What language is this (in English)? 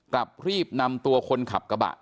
Thai